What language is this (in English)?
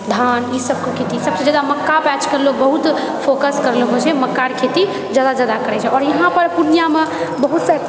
Maithili